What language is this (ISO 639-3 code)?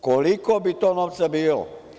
srp